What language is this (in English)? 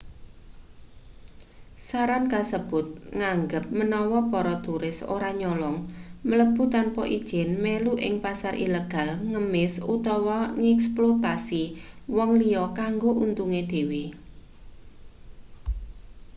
Javanese